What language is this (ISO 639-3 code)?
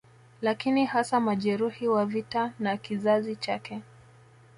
swa